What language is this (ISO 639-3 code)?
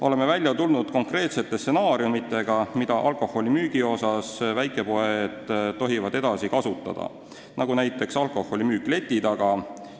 est